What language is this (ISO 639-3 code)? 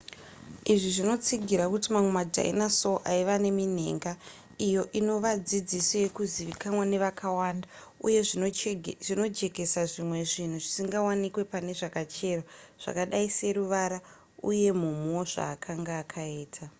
sna